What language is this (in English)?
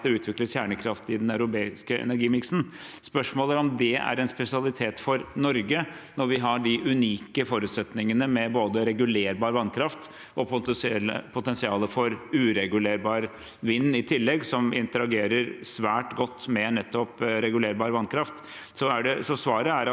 Norwegian